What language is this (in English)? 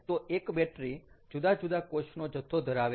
Gujarati